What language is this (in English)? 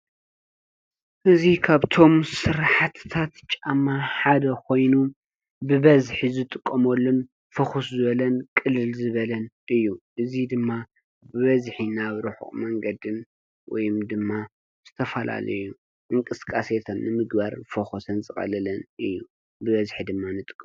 Tigrinya